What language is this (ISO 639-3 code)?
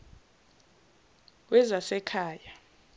zul